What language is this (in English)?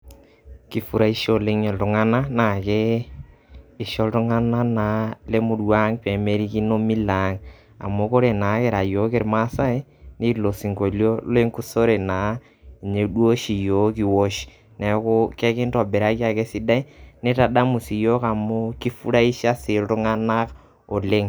Masai